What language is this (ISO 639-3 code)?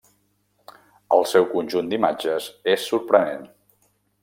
cat